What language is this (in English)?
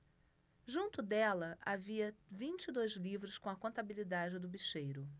Portuguese